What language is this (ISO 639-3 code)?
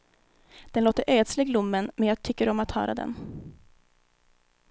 swe